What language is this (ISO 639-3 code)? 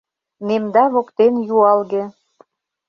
chm